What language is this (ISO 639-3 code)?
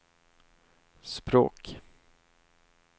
swe